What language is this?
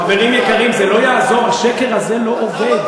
Hebrew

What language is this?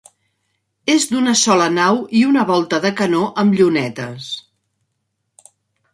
Catalan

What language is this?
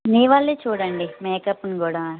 Telugu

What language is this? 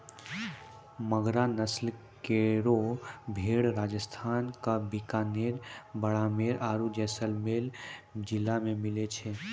Maithili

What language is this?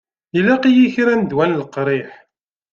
Kabyle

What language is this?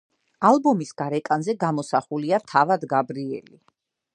Georgian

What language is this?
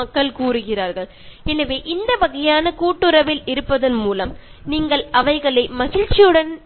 Malayalam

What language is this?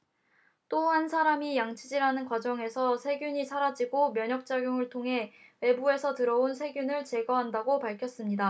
Korean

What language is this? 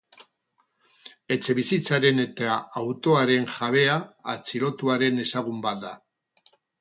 Basque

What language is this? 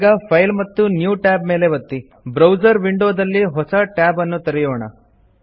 Kannada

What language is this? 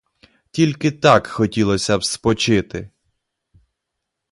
Ukrainian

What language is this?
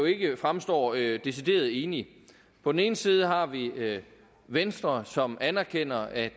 Danish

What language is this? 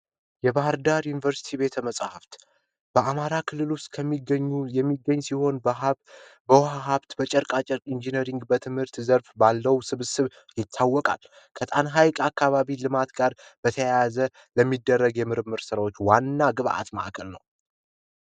Amharic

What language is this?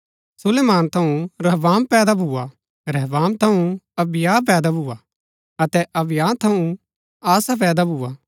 Gaddi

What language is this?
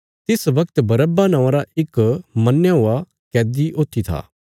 Bilaspuri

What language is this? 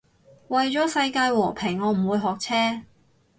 Cantonese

